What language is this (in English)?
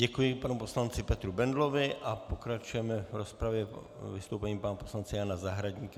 Czech